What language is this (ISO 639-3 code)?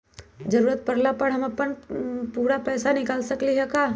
mag